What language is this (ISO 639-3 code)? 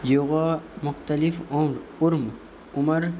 urd